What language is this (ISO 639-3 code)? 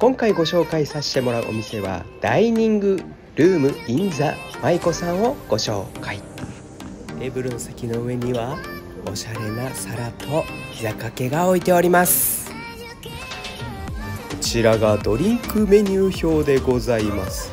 jpn